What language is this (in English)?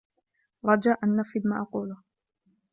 Arabic